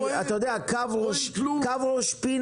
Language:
Hebrew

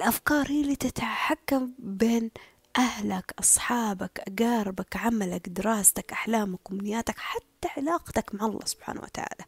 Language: Arabic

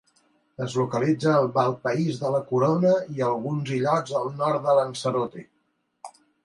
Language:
Catalan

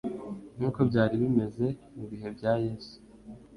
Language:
Kinyarwanda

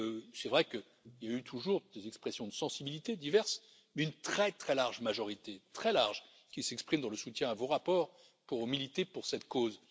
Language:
French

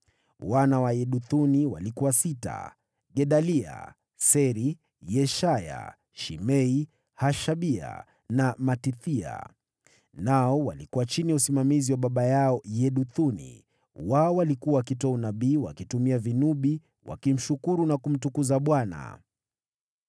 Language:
Swahili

